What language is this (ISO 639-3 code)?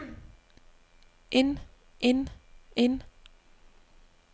dan